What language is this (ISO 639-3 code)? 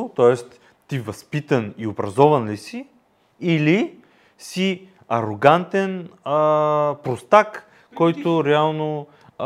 bul